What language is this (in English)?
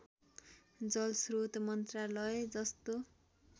Nepali